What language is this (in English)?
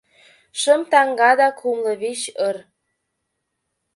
Mari